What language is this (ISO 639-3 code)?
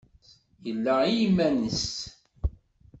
kab